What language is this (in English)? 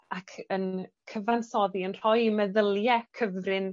Welsh